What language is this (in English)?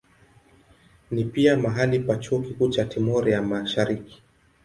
Swahili